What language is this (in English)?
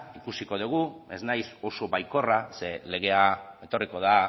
Basque